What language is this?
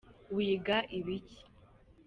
Kinyarwanda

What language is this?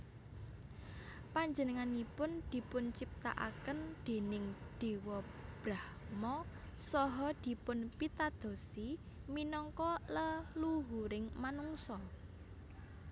Javanese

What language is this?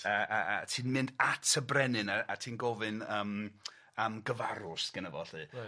Welsh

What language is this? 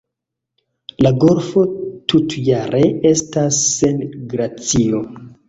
Esperanto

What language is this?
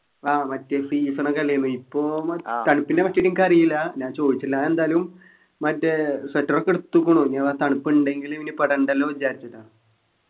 Malayalam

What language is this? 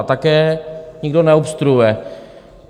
Czech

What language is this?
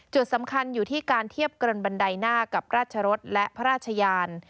Thai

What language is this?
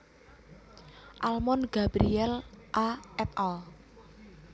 Javanese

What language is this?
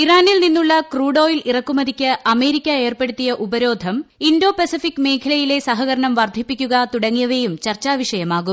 Malayalam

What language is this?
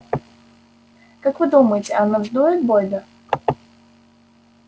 Russian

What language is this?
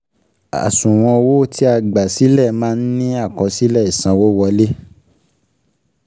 Yoruba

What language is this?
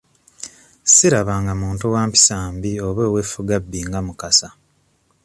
Ganda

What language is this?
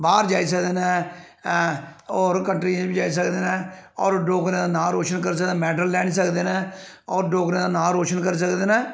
Dogri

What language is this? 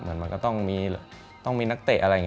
Thai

